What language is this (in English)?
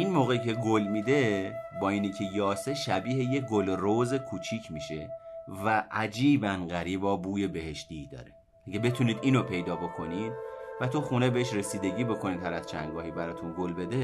Persian